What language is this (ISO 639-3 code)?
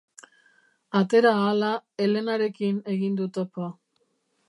eus